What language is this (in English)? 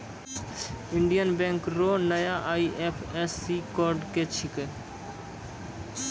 Maithili